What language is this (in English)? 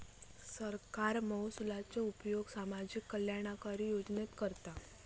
Marathi